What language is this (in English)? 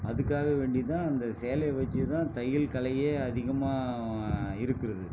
Tamil